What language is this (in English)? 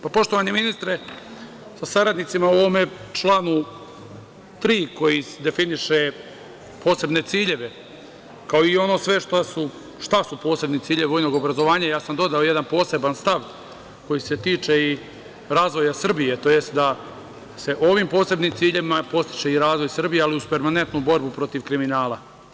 Serbian